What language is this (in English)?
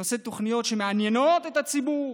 Hebrew